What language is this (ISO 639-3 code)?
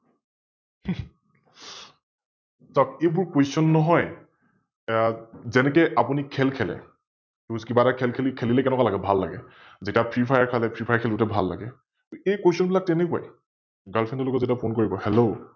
asm